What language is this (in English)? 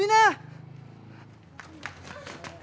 Indonesian